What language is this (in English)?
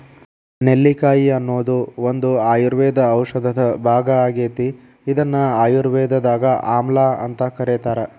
Kannada